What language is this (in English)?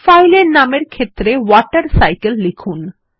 Bangla